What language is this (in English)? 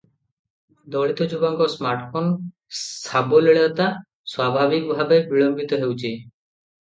Odia